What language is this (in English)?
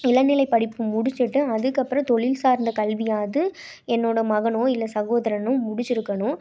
Tamil